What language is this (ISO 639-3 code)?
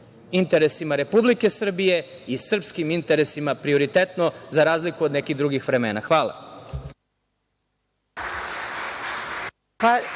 srp